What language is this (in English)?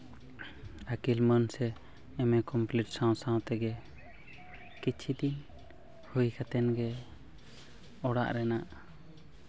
Santali